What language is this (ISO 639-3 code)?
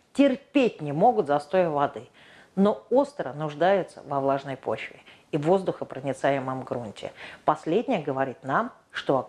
rus